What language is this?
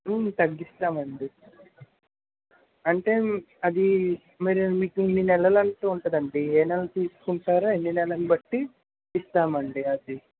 Telugu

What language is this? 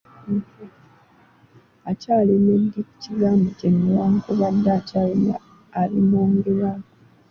Ganda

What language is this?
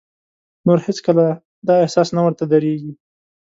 Pashto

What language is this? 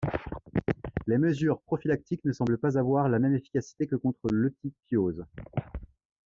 French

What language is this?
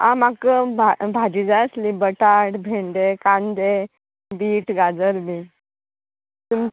Konkani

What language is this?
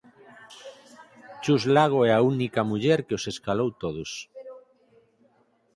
Galician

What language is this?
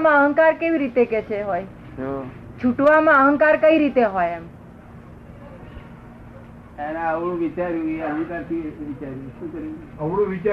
Gujarati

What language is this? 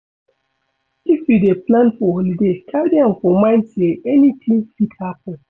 Nigerian Pidgin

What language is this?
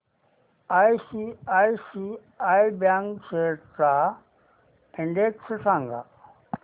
Marathi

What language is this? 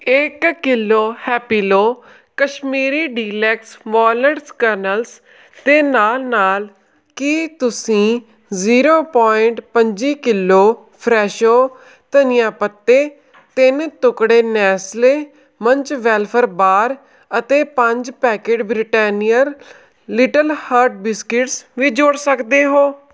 Punjabi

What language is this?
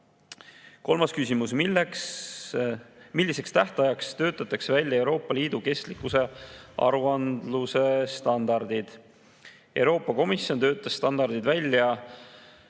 Estonian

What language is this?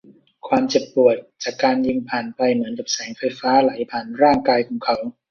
Thai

